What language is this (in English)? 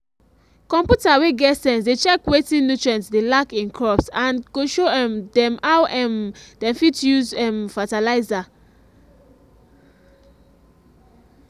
Nigerian Pidgin